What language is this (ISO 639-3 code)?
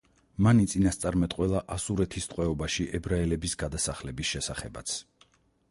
kat